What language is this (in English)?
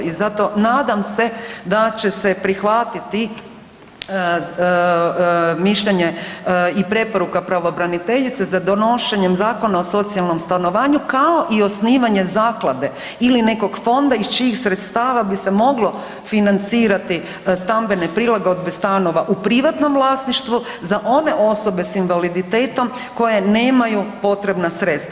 Croatian